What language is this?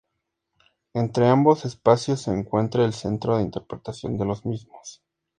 Spanish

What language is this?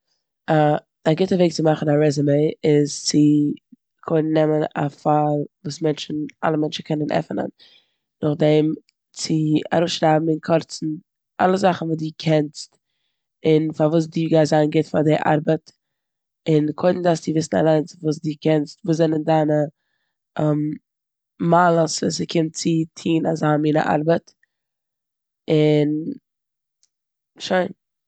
Yiddish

